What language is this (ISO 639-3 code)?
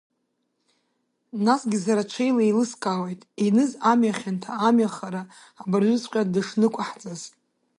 abk